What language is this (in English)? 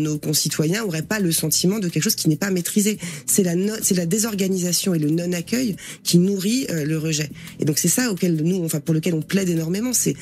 French